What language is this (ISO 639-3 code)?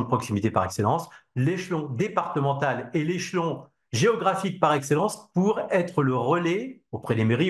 fra